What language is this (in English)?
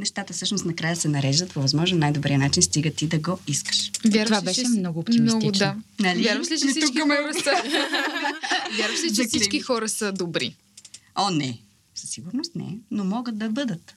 Bulgarian